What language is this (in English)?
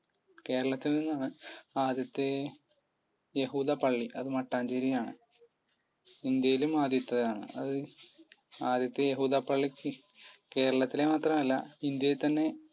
Malayalam